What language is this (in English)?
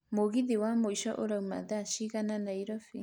Kikuyu